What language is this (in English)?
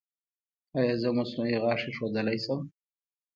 Pashto